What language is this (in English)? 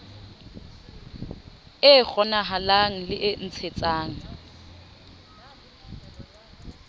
Southern Sotho